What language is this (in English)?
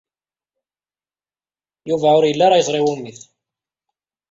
Kabyle